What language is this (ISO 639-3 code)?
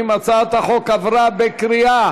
heb